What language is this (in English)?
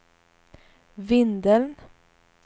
Swedish